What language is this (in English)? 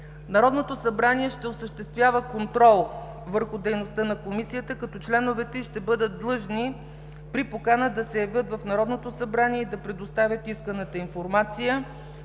Bulgarian